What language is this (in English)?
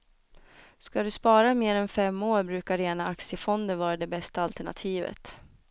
Swedish